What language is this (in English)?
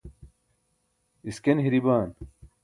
Burushaski